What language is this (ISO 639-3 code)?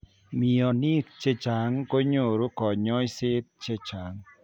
kln